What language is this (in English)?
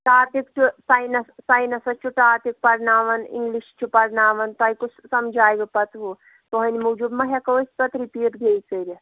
Kashmiri